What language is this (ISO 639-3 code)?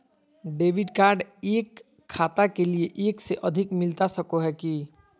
mag